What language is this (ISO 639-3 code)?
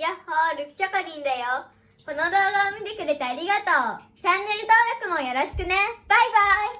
jpn